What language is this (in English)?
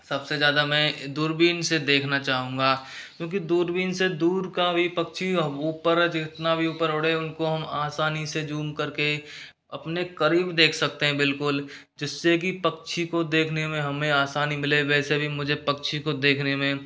Hindi